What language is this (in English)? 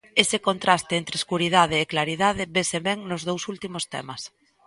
Galician